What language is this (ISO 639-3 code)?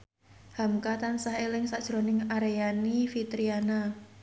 jav